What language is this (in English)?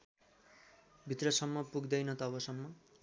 Nepali